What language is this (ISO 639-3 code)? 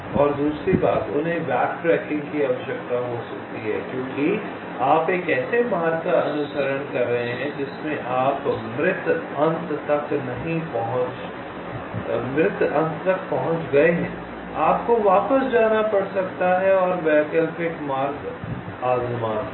hin